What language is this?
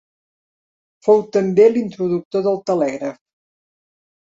Catalan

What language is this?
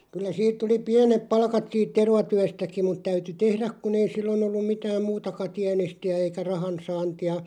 Finnish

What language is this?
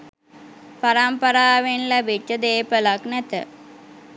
Sinhala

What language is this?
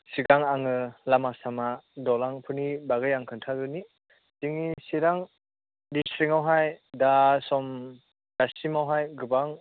Bodo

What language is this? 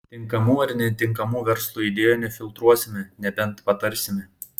Lithuanian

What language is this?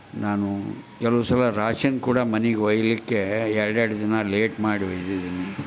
Kannada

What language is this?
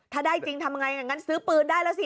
Thai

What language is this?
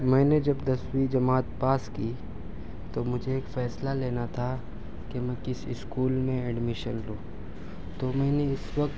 Urdu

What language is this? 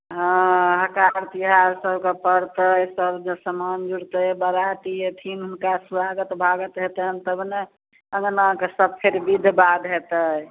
Maithili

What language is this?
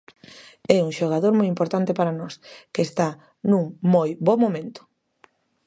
Galician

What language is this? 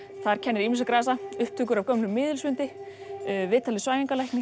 Icelandic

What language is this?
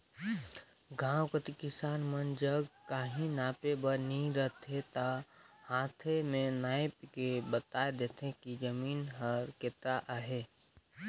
Chhattisgarhi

